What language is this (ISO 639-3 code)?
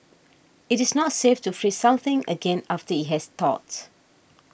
eng